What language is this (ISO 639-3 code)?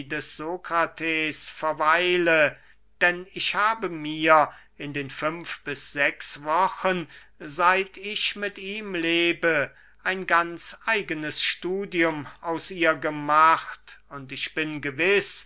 deu